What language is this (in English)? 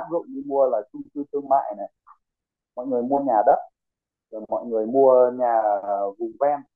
Vietnamese